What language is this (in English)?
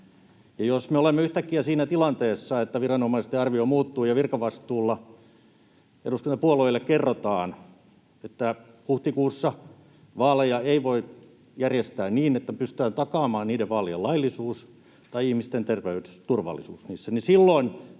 Finnish